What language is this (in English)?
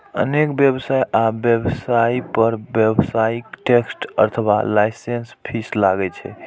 Maithili